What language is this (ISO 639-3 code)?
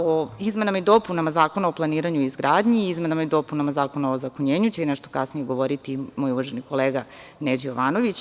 srp